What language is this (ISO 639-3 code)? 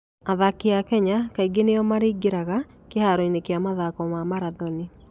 kik